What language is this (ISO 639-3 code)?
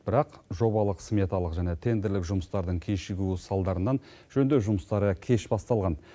kaz